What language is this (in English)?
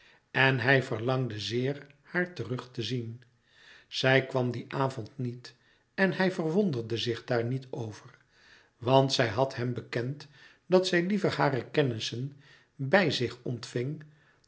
Dutch